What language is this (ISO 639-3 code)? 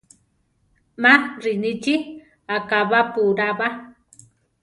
tar